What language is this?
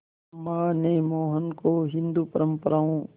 Hindi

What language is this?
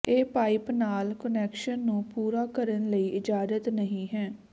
Punjabi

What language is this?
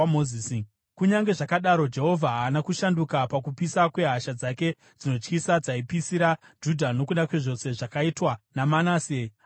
Shona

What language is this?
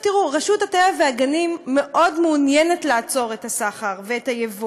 Hebrew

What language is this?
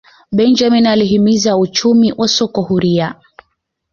Swahili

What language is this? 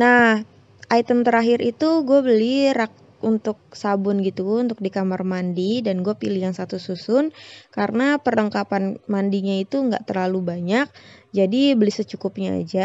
Indonesian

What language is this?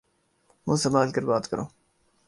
Urdu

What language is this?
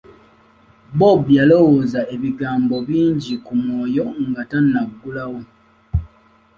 Ganda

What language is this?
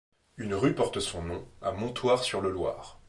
French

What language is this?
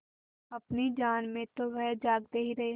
Hindi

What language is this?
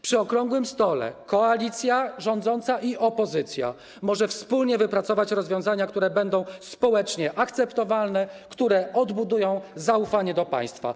Polish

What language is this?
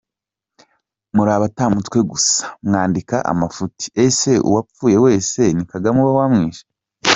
Kinyarwanda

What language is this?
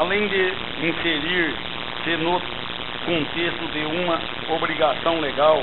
Portuguese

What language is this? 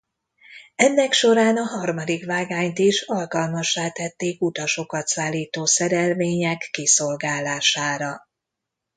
Hungarian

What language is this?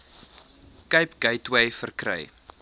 Afrikaans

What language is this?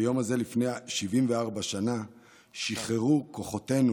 Hebrew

